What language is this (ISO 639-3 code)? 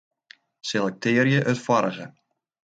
fry